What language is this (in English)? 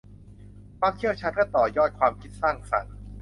Thai